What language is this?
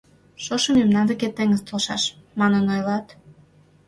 Mari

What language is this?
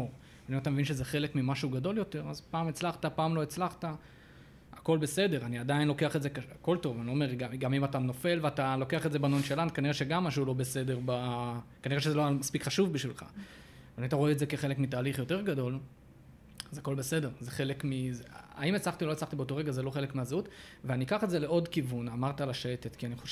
Hebrew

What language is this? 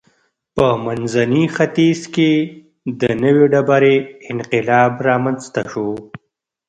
Pashto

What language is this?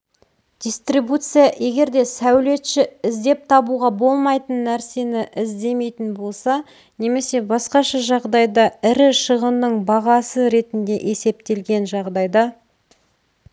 Kazakh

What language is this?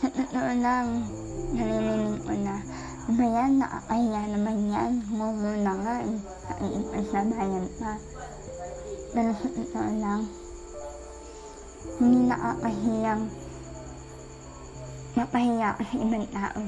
Filipino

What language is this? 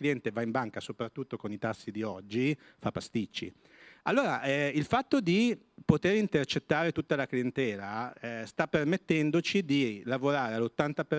Italian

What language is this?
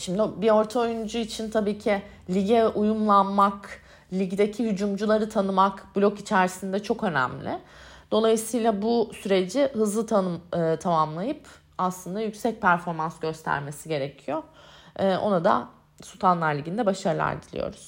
Turkish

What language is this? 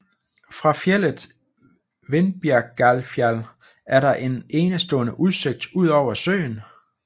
Danish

